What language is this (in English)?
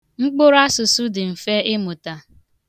Igbo